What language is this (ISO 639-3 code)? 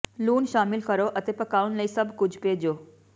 pan